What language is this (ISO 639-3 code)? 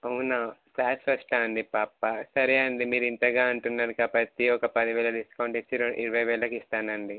tel